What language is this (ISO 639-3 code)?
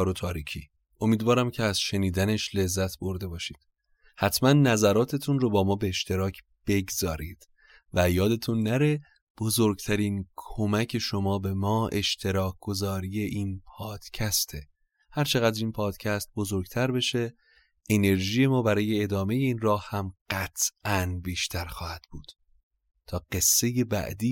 fas